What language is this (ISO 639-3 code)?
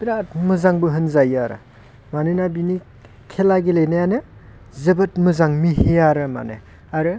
brx